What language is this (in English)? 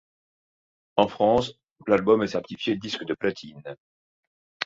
French